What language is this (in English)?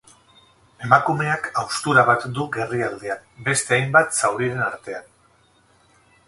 Basque